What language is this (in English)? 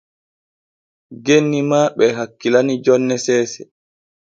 Borgu Fulfulde